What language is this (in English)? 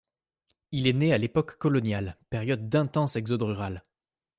French